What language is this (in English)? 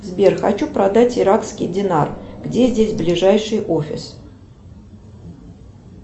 Russian